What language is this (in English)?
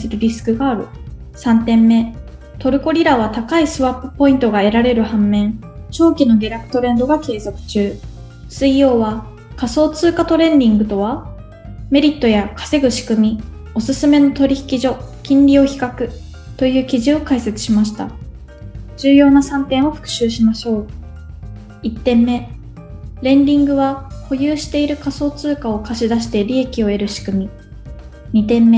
Japanese